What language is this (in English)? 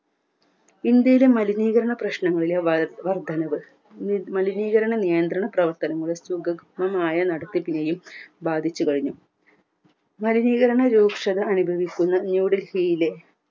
Malayalam